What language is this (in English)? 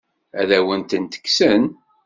Kabyle